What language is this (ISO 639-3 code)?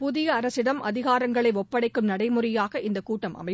tam